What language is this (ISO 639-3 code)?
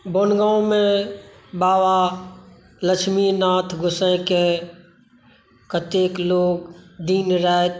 mai